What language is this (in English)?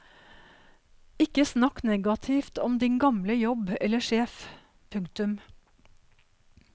Norwegian